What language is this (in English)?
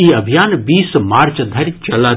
Maithili